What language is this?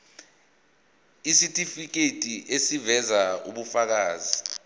Zulu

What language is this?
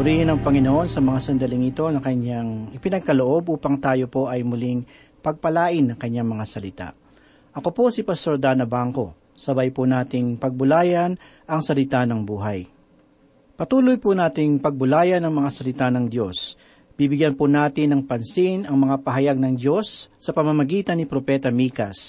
Filipino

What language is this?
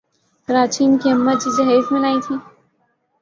Urdu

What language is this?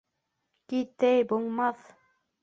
Bashkir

